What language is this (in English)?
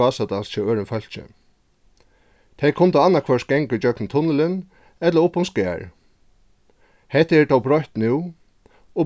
Faroese